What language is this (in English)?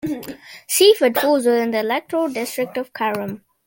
English